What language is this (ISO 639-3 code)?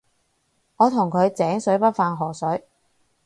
yue